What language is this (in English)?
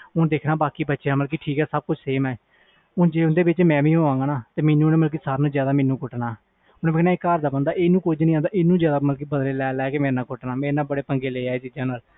Punjabi